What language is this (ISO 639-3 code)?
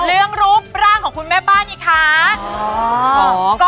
tha